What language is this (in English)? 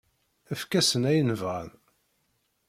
Kabyle